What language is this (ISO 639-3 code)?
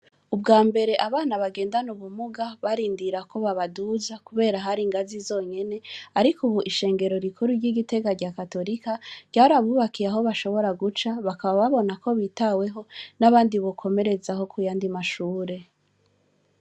run